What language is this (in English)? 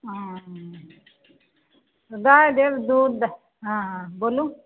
Maithili